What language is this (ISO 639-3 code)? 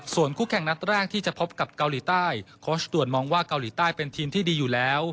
tha